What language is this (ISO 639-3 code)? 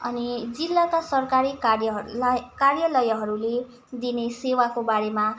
nep